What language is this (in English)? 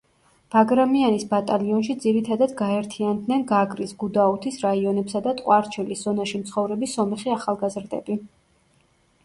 Georgian